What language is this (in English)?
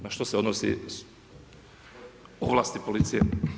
Croatian